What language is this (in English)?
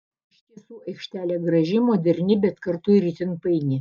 Lithuanian